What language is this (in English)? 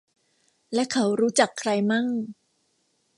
Thai